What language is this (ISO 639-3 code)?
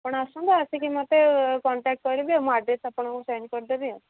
ori